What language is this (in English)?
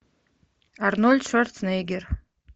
Russian